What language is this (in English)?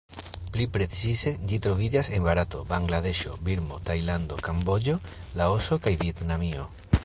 Esperanto